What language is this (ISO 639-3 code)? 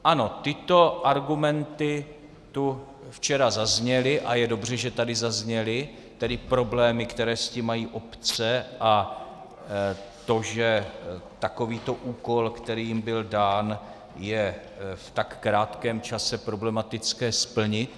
ces